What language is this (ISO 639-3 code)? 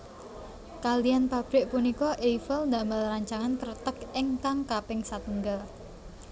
jav